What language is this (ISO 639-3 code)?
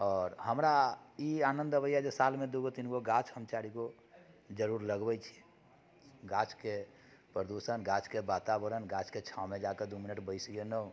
mai